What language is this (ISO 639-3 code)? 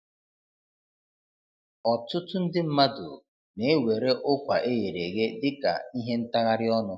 ibo